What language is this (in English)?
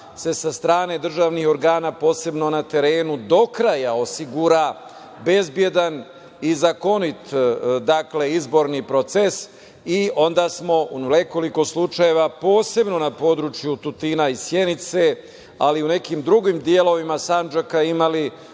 Serbian